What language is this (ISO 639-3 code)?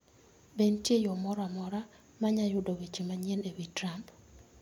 luo